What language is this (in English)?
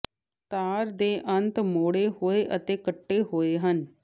Punjabi